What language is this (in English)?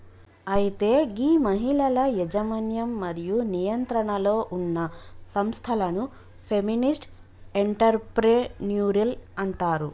Telugu